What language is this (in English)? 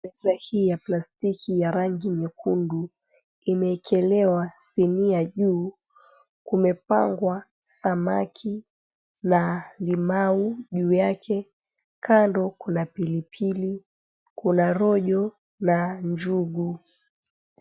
Swahili